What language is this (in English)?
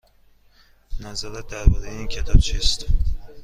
Persian